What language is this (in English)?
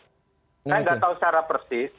Indonesian